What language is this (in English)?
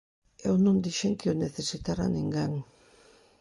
Galician